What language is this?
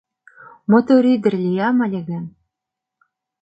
Mari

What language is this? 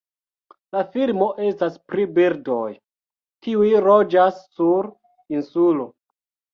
Esperanto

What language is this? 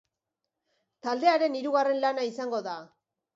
Basque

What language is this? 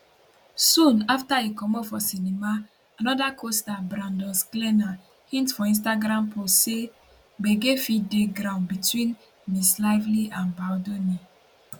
Nigerian Pidgin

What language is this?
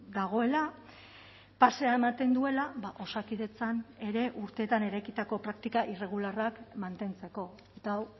Basque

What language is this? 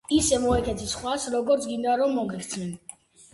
Georgian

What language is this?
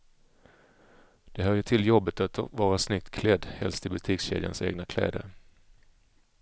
Swedish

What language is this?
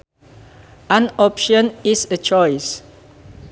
Sundanese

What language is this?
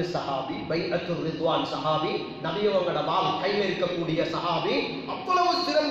Arabic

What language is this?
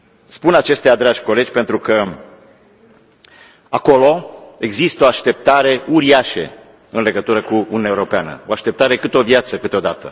Romanian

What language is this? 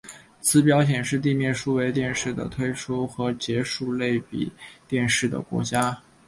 Chinese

